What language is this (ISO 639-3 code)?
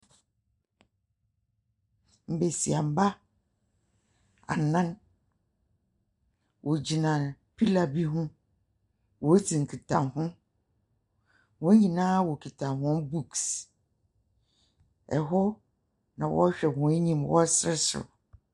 aka